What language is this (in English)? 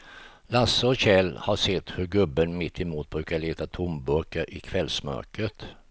Swedish